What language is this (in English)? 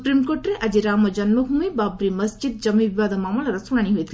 Odia